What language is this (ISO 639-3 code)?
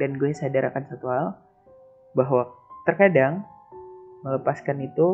ind